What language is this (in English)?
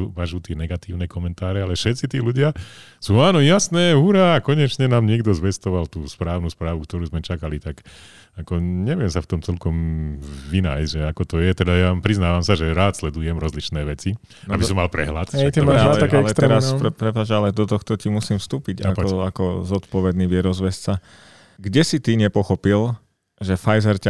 Slovak